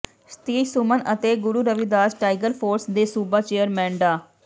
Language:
Punjabi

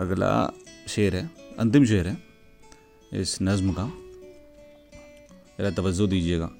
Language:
Hindi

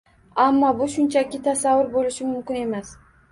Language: Uzbek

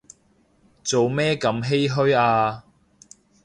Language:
Cantonese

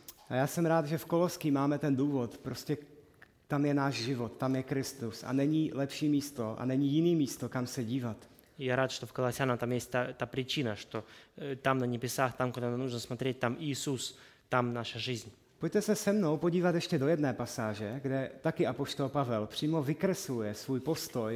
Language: Czech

